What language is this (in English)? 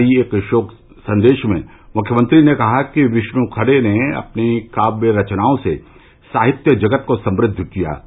Hindi